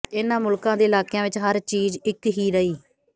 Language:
Punjabi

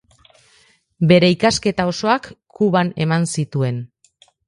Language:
Basque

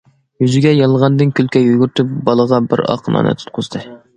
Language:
Uyghur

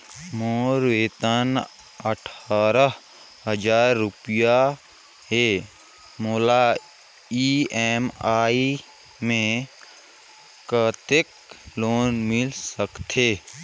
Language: Chhattisgarhi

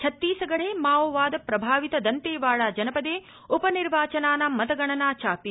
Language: Sanskrit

